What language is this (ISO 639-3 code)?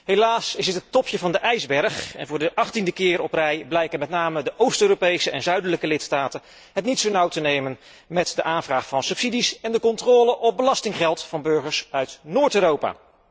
nld